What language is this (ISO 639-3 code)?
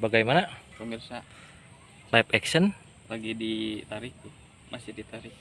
ind